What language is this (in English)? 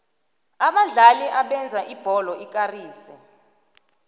South Ndebele